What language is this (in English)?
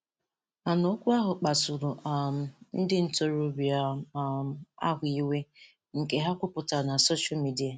Igbo